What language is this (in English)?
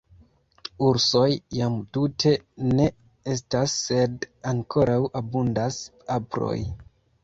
Esperanto